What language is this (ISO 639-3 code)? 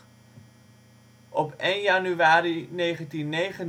nld